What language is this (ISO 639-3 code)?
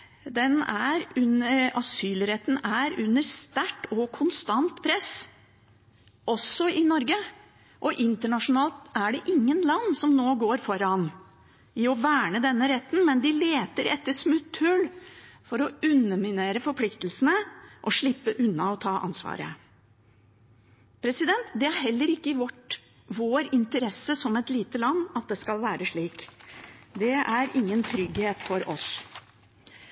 nob